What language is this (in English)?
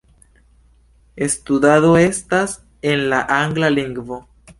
Esperanto